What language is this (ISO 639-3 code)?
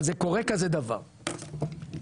heb